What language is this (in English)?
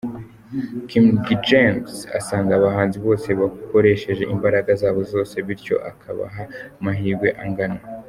Kinyarwanda